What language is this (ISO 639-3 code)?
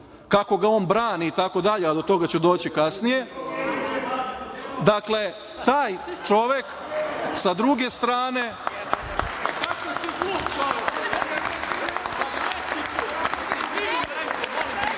srp